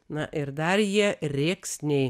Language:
Lithuanian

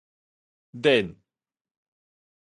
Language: Min Nan Chinese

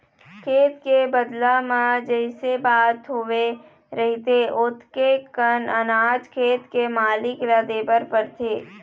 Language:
Chhattisgarhi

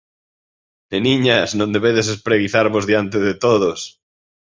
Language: Galician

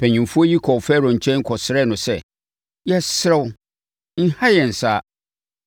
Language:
Akan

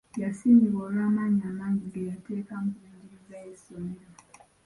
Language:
Ganda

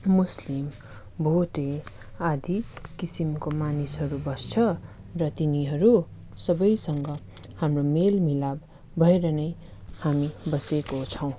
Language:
Nepali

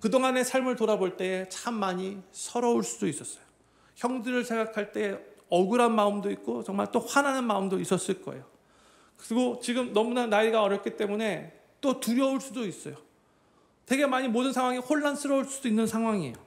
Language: Korean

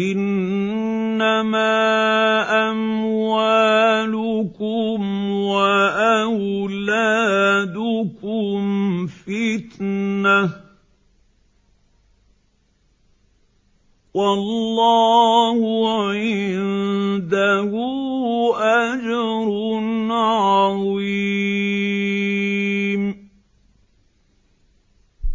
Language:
Arabic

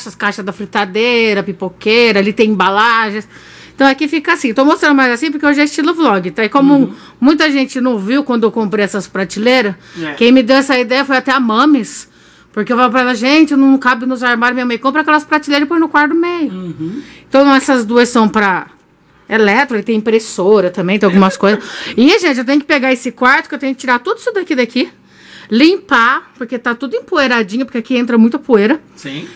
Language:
Portuguese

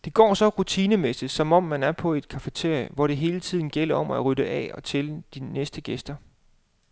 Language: Danish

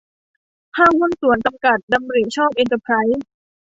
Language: Thai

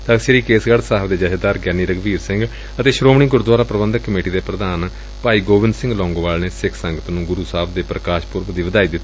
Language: Punjabi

